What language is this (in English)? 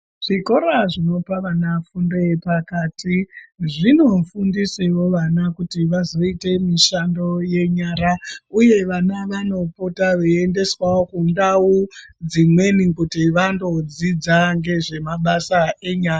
Ndau